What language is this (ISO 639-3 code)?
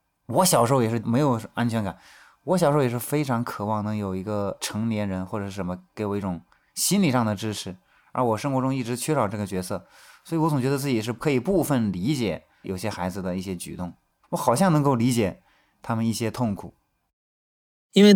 zho